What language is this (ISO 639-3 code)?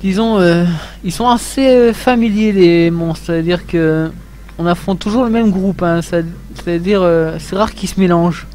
fra